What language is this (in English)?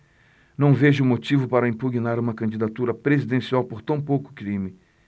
Portuguese